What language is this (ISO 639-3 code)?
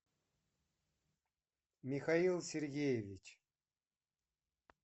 rus